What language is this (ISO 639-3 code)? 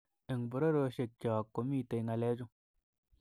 kln